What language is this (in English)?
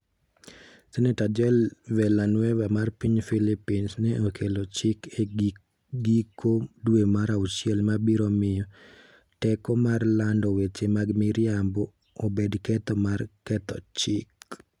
Luo (Kenya and Tanzania)